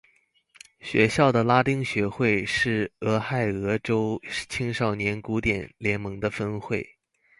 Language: Chinese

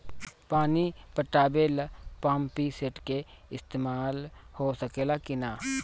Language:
Bhojpuri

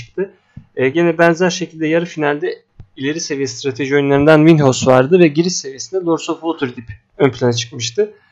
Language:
Turkish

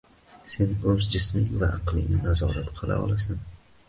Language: Uzbek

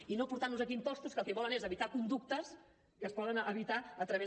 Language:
Catalan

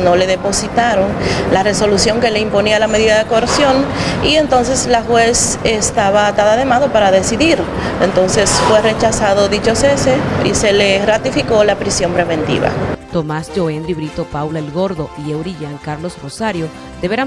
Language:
Spanish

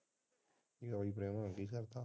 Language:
Punjabi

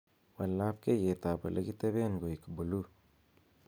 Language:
Kalenjin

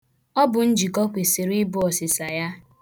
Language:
Igbo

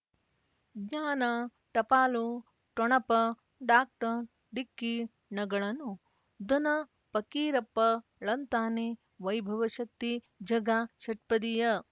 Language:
Kannada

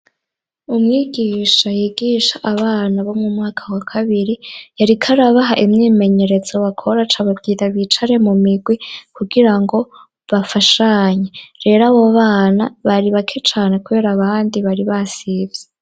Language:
Rundi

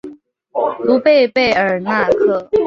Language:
Chinese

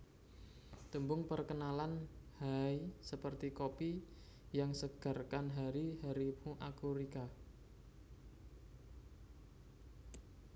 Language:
Javanese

